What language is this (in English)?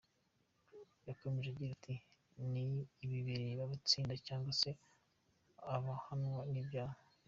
Kinyarwanda